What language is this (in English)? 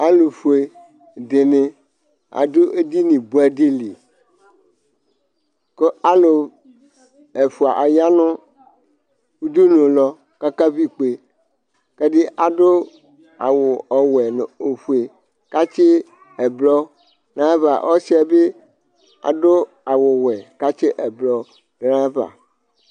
Ikposo